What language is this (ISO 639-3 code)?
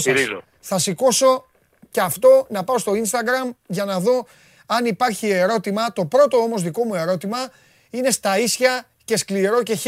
ell